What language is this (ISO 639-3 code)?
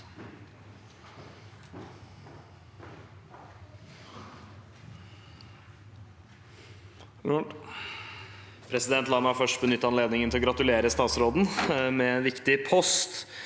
nor